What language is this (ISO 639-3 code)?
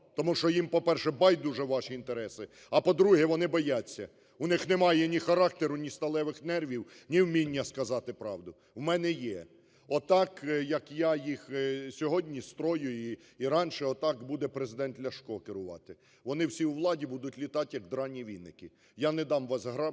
ukr